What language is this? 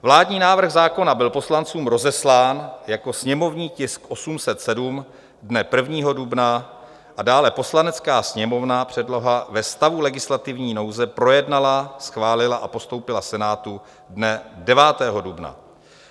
Czech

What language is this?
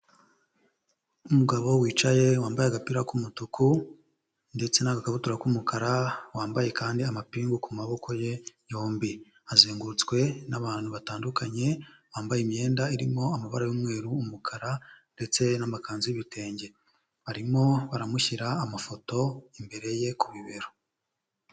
Kinyarwanda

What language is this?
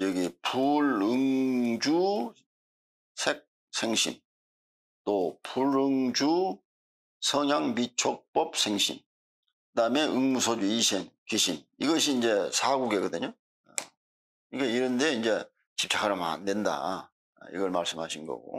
Korean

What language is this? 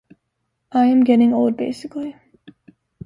English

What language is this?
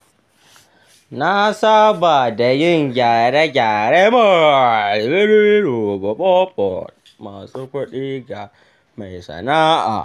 Hausa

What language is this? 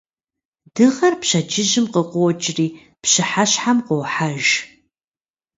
Kabardian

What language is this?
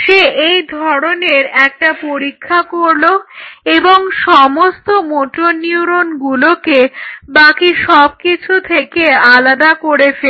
Bangla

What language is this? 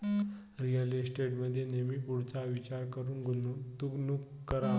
Marathi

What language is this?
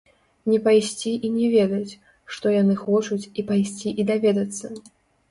Belarusian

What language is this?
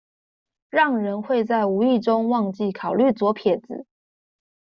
Chinese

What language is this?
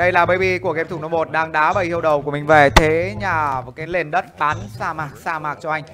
Vietnamese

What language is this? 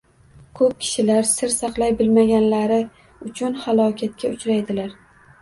Uzbek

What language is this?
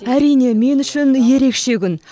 Kazakh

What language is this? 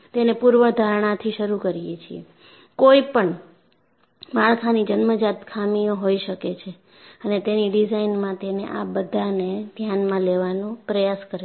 Gujarati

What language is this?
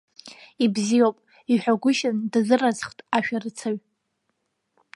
Abkhazian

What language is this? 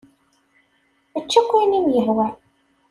Kabyle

